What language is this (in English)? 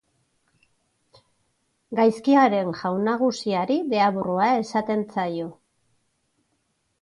Basque